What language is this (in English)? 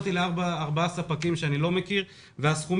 Hebrew